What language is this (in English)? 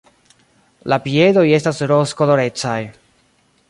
Esperanto